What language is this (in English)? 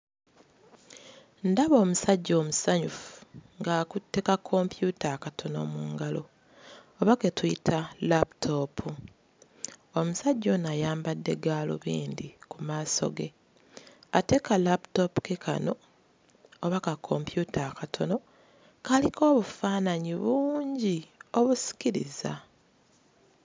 Ganda